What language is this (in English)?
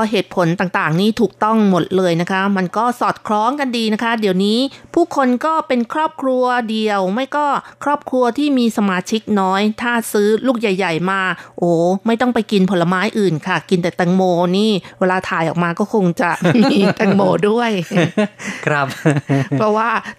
Thai